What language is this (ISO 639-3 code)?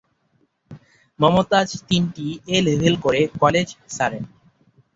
ben